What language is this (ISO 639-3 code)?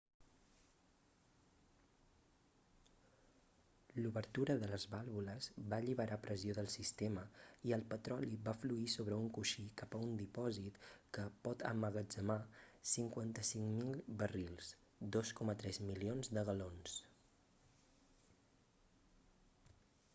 cat